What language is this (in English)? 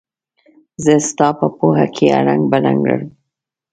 Pashto